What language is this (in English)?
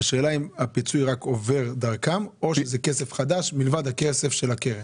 Hebrew